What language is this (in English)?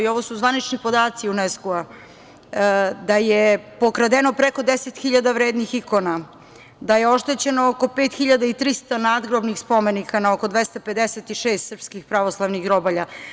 Serbian